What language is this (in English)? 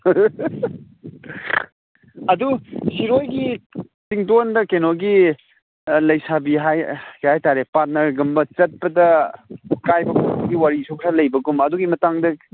Manipuri